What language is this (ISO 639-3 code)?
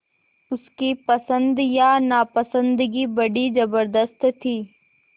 hin